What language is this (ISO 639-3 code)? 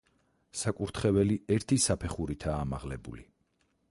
kat